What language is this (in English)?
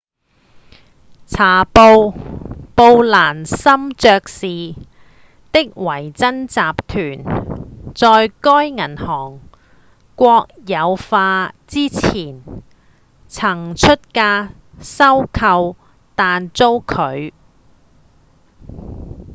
Cantonese